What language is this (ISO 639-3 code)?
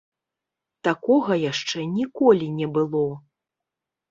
bel